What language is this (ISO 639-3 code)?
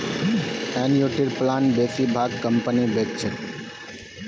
mag